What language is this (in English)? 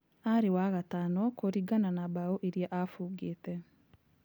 Kikuyu